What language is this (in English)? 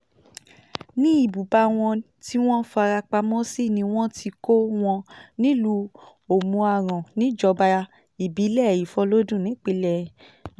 Yoruba